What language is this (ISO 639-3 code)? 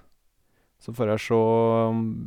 nor